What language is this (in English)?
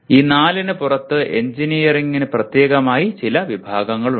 Malayalam